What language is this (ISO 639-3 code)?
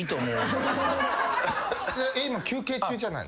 jpn